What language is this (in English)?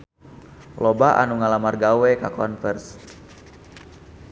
Sundanese